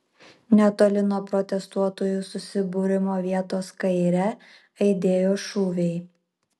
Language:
Lithuanian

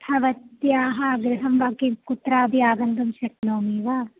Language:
Sanskrit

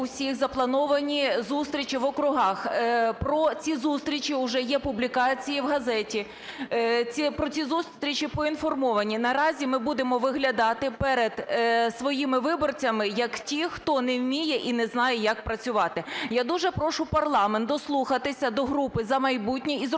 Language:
Ukrainian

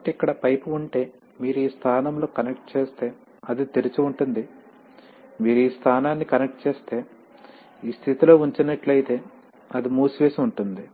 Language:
Telugu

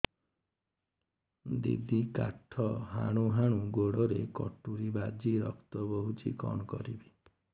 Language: Odia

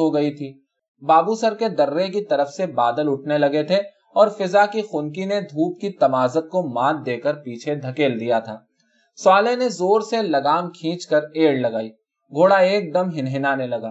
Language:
Urdu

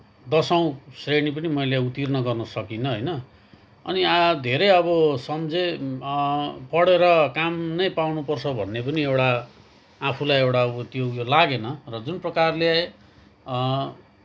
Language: Nepali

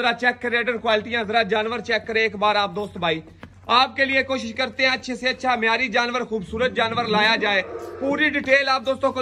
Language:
Hindi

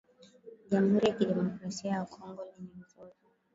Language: Swahili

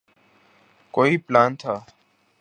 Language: Urdu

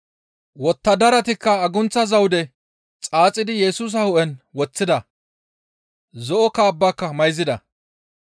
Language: Gamo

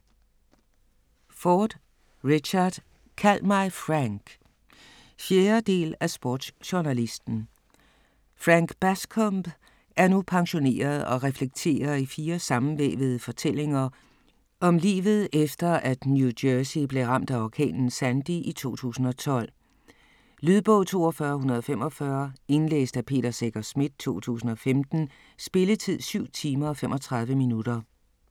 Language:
Danish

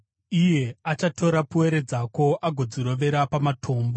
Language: Shona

